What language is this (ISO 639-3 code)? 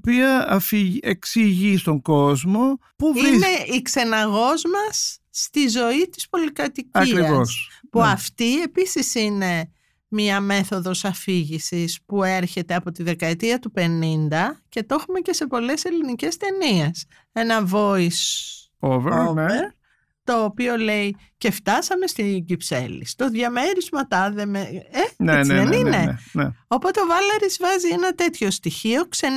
ell